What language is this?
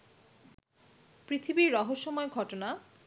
Bangla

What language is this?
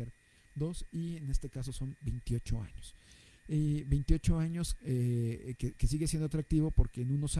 Spanish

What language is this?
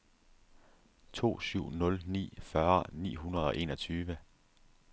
Danish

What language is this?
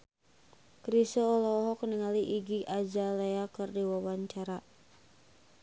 Sundanese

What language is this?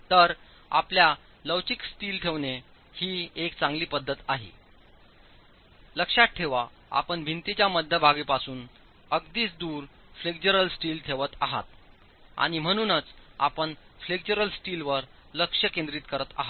Marathi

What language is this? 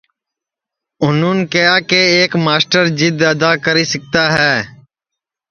Sansi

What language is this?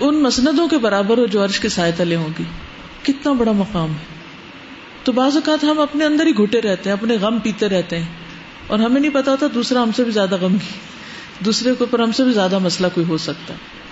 Urdu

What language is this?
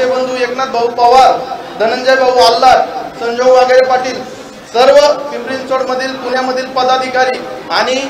Marathi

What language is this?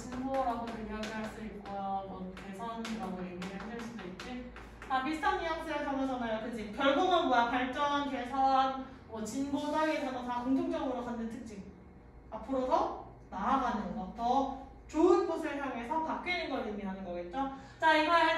Korean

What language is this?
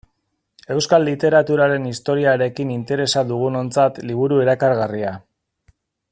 Basque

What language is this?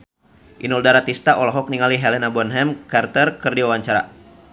Sundanese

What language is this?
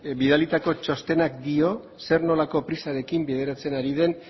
Basque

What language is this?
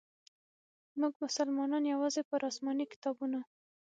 Pashto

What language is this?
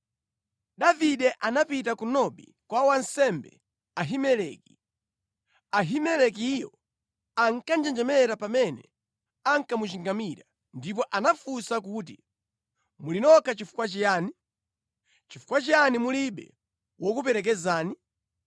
Nyanja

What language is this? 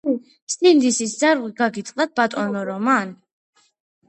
Georgian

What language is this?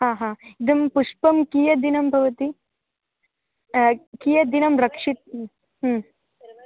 Sanskrit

